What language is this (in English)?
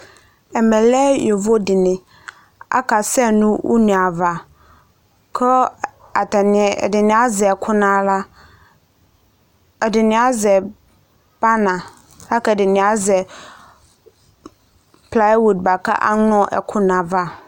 Ikposo